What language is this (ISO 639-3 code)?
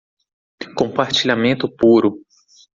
por